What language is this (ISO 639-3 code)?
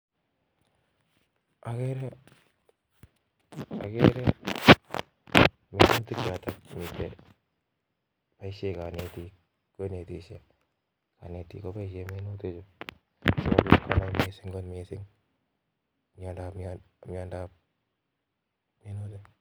kln